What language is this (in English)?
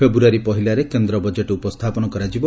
Odia